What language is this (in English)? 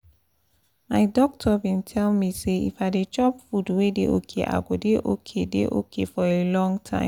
Nigerian Pidgin